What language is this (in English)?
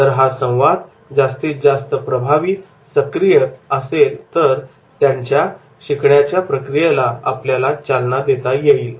Marathi